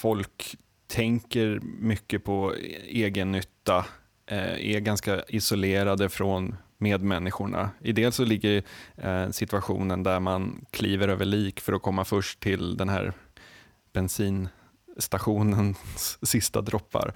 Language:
Swedish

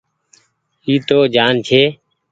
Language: Goaria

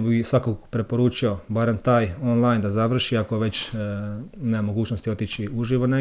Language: Croatian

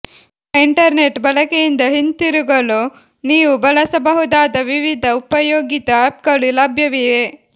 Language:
Kannada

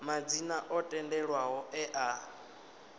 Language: Venda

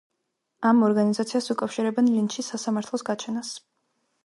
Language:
Georgian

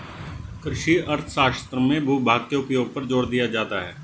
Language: Hindi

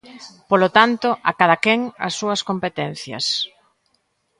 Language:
Galician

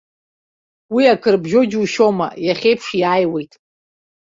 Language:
Abkhazian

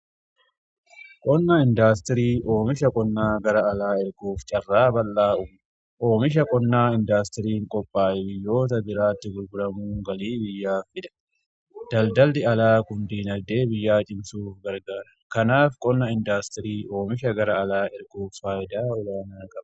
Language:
Oromo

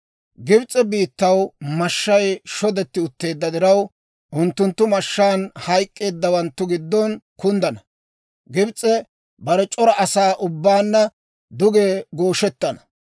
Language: Dawro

